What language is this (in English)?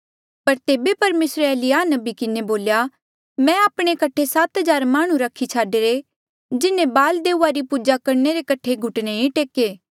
Mandeali